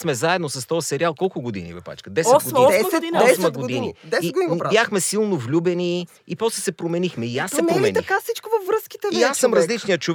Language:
Bulgarian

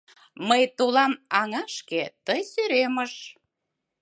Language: Mari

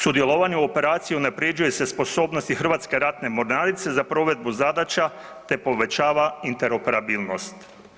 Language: Croatian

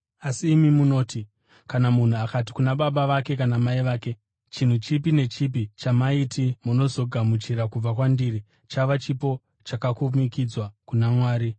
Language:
Shona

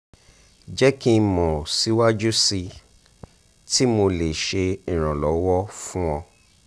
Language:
Yoruba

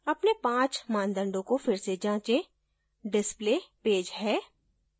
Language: Hindi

